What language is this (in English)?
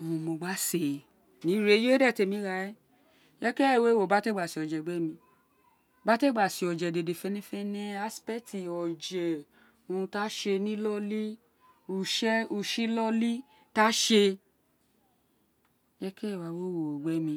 Isekiri